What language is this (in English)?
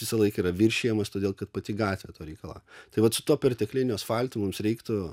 Lithuanian